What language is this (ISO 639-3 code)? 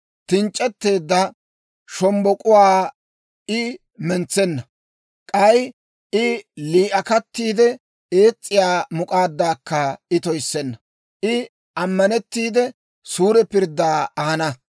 dwr